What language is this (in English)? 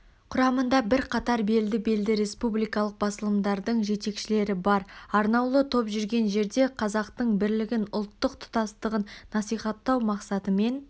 Kazakh